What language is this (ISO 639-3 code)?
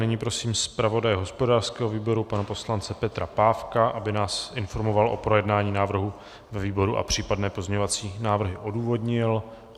ces